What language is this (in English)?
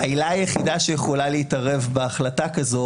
Hebrew